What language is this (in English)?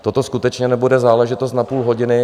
Czech